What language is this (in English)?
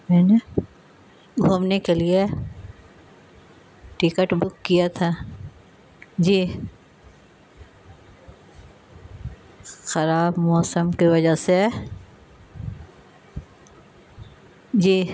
Urdu